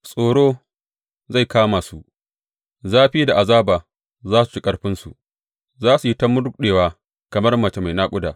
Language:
Hausa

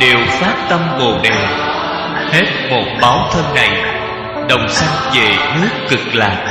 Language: Vietnamese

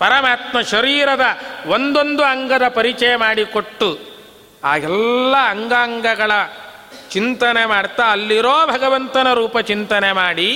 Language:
Kannada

